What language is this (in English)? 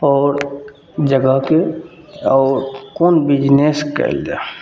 Maithili